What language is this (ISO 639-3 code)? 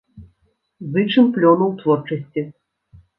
bel